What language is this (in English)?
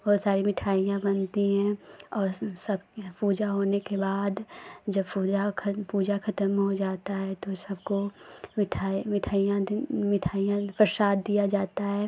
Hindi